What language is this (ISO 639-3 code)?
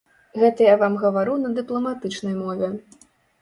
bel